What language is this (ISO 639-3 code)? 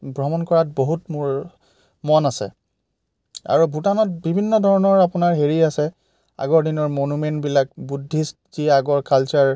asm